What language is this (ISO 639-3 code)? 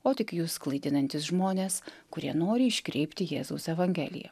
lit